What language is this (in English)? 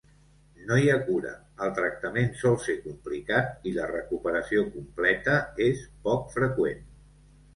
Catalan